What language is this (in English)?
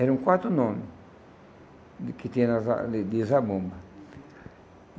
Portuguese